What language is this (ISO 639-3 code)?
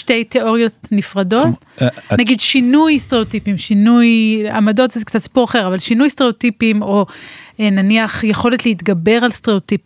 heb